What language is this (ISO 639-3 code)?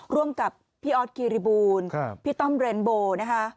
tha